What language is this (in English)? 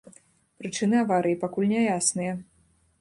Belarusian